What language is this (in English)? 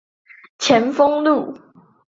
Chinese